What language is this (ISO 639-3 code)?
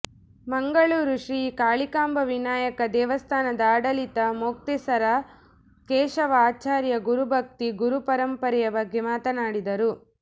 kan